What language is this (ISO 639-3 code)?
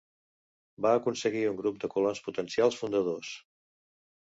cat